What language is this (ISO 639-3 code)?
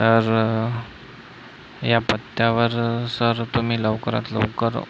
mar